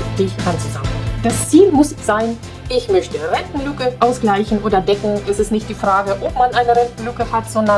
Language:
German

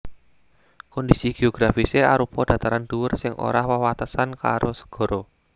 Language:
Javanese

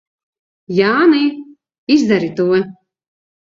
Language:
Latvian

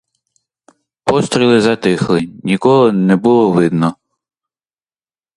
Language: Ukrainian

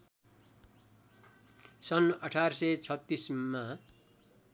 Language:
Nepali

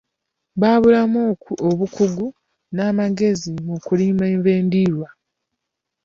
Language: Ganda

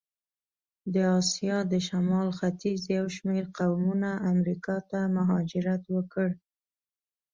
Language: Pashto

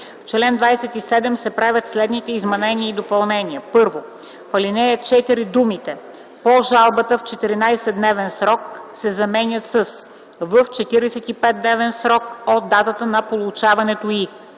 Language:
Bulgarian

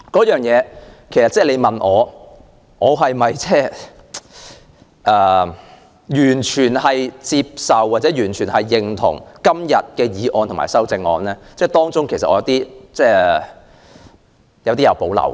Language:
Cantonese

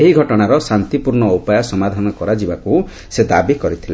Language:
Odia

